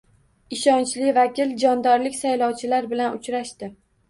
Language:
Uzbek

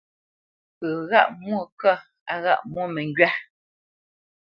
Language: Bamenyam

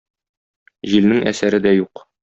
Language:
Tatar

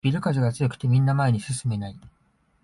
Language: Japanese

